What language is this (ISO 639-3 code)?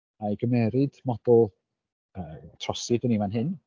cym